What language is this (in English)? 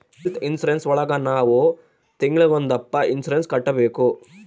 Kannada